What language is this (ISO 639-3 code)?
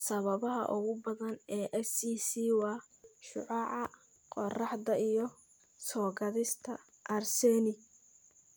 som